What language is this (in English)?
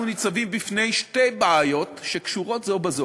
Hebrew